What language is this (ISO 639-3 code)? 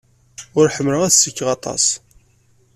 kab